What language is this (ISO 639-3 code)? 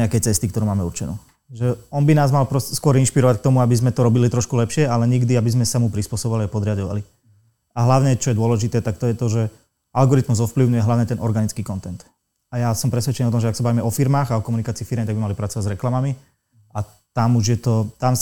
slk